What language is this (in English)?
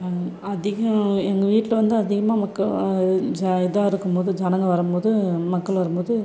Tamil